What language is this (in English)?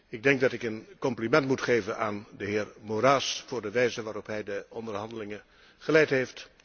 Dutch